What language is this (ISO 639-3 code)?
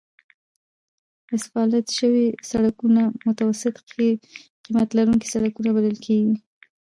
pus